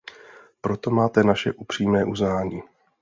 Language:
Czech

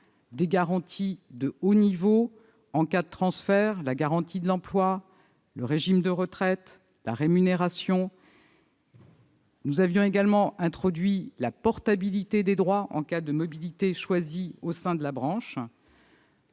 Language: French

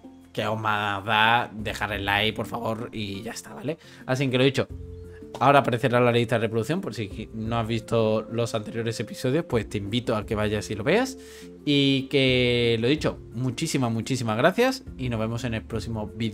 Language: Spanish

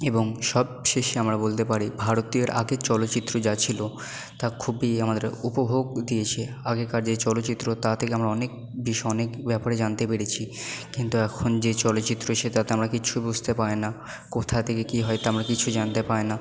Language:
Bangla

